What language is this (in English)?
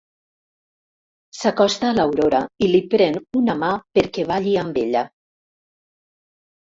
Catalan